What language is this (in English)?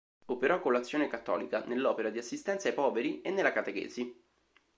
Italian